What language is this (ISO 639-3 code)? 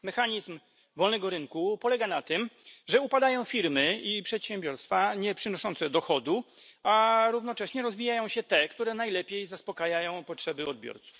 pol